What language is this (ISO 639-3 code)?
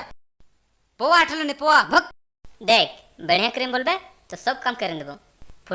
hin